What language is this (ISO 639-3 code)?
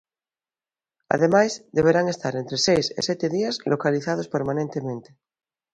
glg